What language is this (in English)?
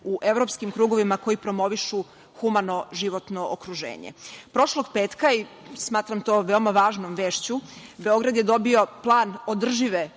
Serbian